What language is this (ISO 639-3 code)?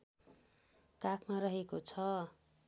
nep